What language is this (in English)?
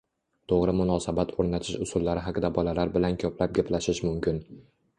Uzbek